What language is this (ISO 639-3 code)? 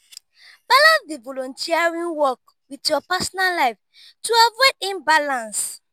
pcm